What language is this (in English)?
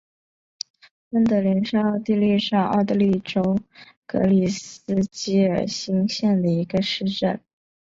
Chinese